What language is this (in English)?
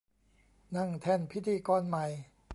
Thai